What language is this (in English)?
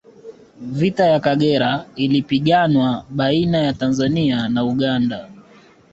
Swahili